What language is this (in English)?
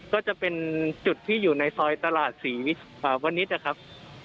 Thai